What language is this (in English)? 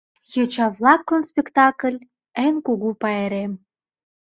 Mari